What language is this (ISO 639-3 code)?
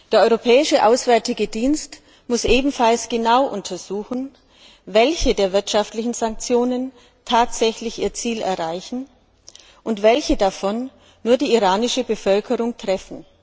deu